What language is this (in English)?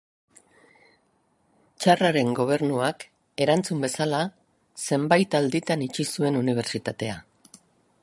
Basque